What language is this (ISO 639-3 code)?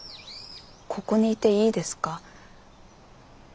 jpn